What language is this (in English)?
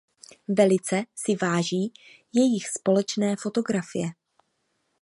Czech